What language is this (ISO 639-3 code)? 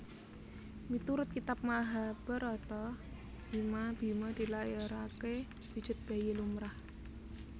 jav